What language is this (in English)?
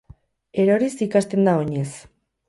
Basque